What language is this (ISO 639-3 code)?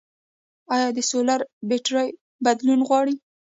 pus